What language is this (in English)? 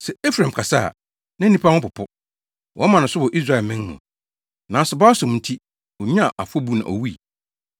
Akan